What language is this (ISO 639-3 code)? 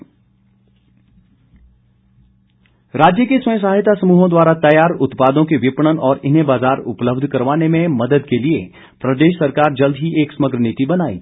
hin